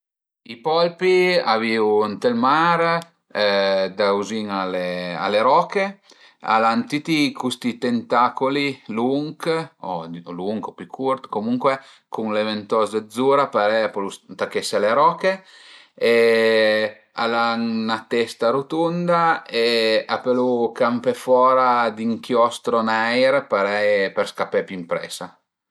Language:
Piedmontese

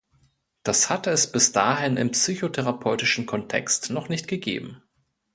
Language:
German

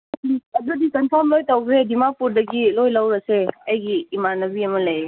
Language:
Manipuri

